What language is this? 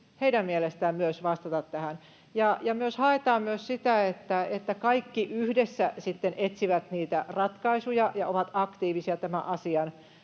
Finnish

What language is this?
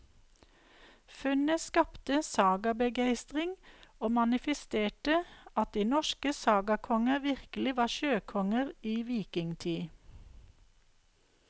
Norwegian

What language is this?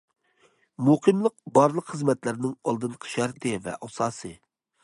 Uyghur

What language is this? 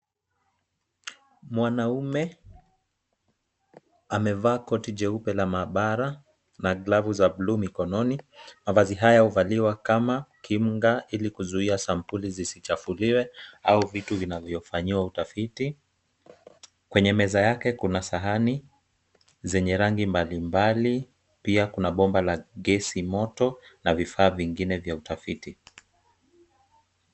Swahili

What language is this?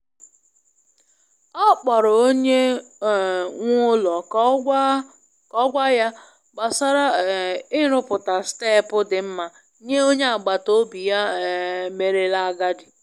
Igbo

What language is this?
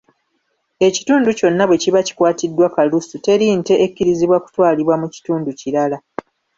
Ganda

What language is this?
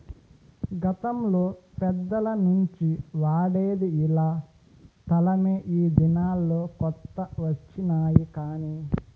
Telugu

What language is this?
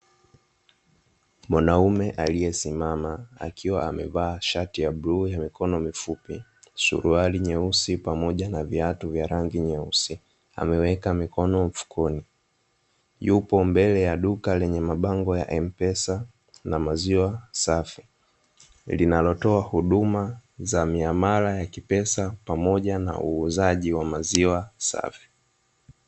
Swahili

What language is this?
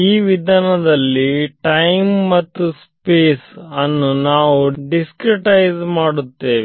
Kannada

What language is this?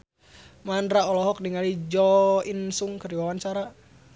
Sundanese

